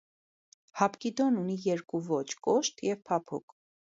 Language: Armenian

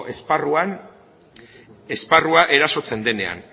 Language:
Basque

